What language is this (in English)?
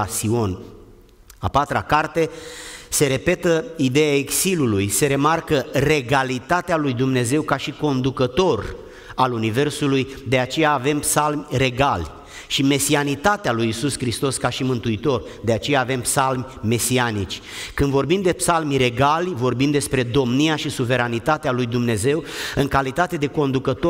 Romanian